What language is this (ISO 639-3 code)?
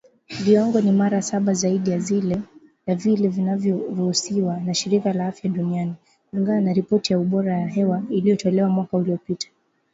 swa